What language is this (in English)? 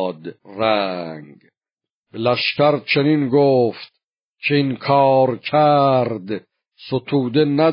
Persian